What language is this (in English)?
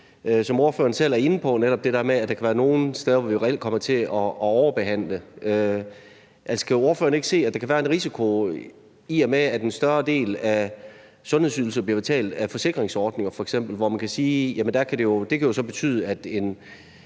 Danish